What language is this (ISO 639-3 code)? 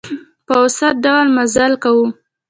pus